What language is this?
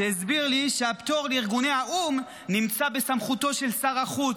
Hebrew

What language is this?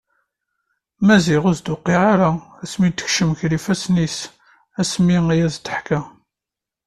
Kabyle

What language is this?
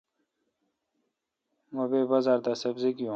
Kalkoti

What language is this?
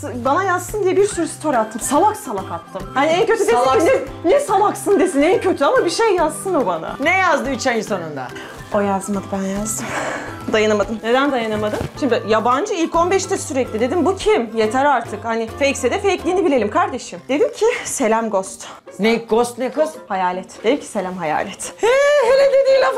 Turkish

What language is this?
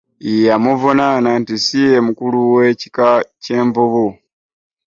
Ganda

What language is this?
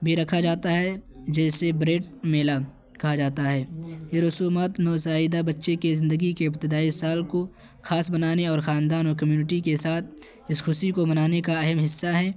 Urdu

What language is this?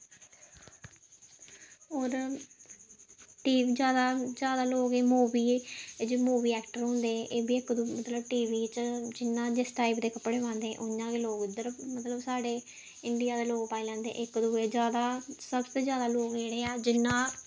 Dogri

